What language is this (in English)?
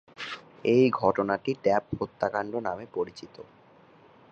Bangla